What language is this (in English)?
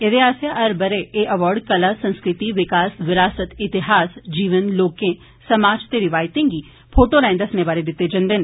Dogri